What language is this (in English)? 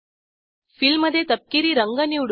Marathi